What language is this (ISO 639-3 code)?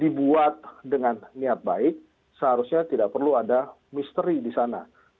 ind